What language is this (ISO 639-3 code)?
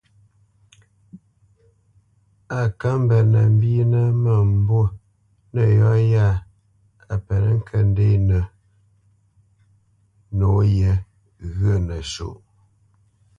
bce